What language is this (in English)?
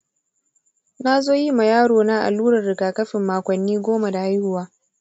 Hausa